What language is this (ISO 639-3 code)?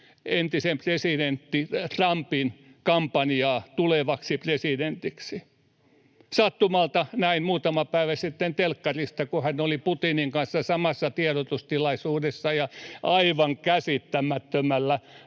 fin